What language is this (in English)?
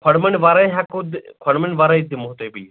Kashmiri